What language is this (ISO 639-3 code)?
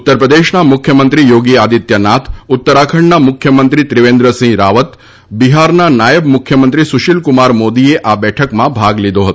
guj